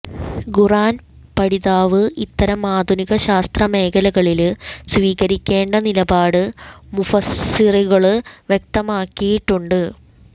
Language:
Malayalam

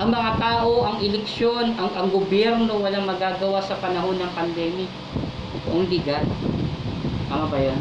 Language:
Filipino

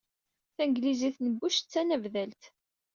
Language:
Kabyle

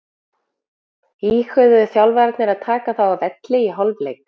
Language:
Icelandic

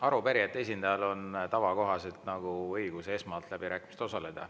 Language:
Estonian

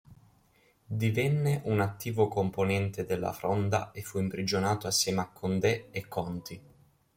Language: Italian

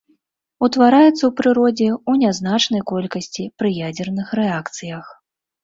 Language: Belarusian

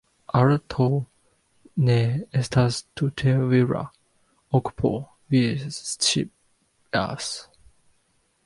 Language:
Esperanto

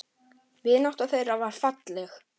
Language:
Icelandic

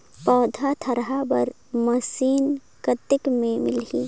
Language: Chhattisgarhi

